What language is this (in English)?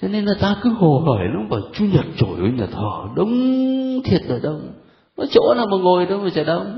Vietnamese